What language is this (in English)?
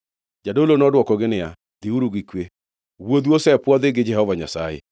Luo (Kenya and Tanzania)